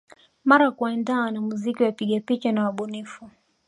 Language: Swahili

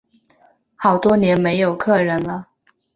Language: Chinese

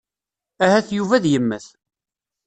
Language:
Kabyle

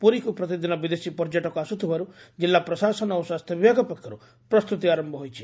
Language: Odia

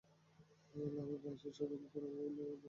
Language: Bangla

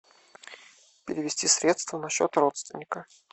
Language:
Russian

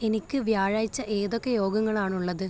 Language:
Malayalam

